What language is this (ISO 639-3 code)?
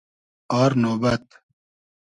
haz